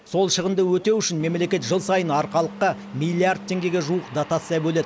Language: Kazakh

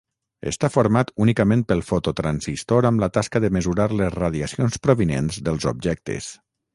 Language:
Catalan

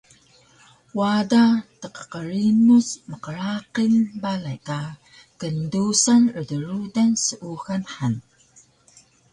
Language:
Taroko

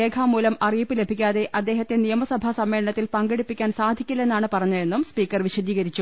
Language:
Malayalam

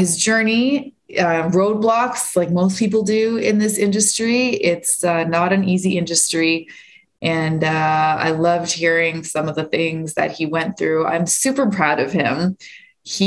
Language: English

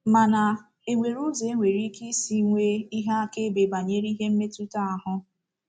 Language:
Igbo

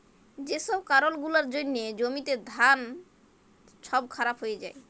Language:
Bangla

